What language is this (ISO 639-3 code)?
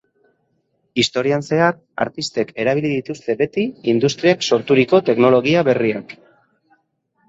eus